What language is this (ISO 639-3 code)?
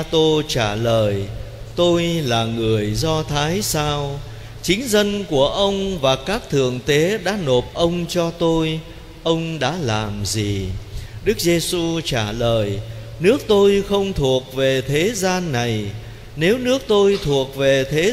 vie